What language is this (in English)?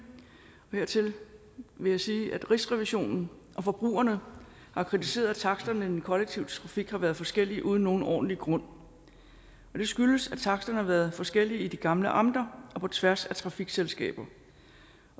Danish